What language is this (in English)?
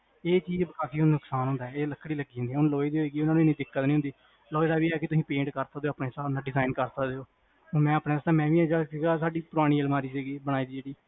Punjabi